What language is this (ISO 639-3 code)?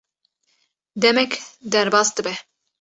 kur